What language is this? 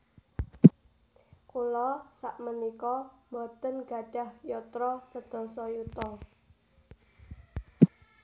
Javanese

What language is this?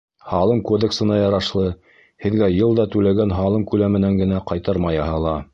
Bashkir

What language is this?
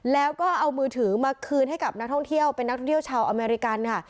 Thai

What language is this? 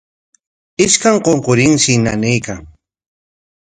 Corongo Ancash Quechua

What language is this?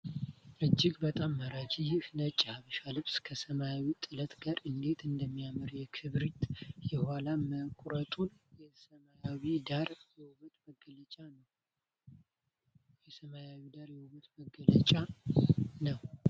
Amharic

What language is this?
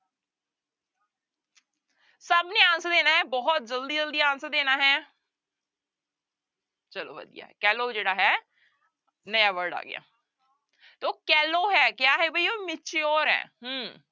Punjabi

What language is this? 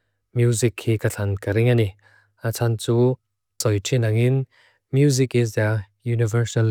Mizo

